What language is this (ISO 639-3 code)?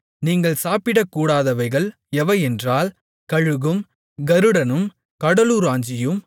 tam